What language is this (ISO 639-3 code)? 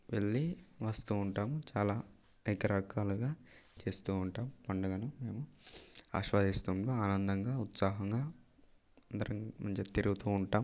tel